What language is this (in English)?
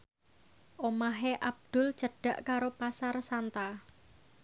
Javanese